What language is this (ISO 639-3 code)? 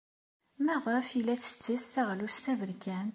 kab